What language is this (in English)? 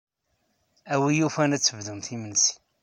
Kabyle